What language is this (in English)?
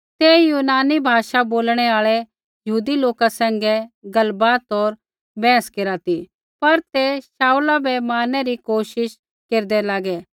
Kullu Pahari